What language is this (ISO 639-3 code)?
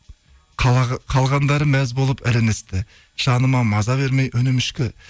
kaz